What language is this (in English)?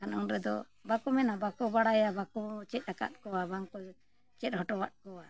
Santali